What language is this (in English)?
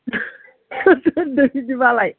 Bodo